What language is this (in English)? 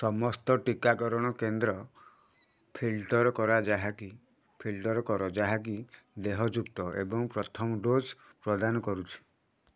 Odia